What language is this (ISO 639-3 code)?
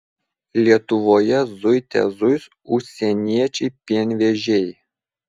lit